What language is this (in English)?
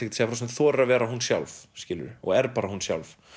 Icelandic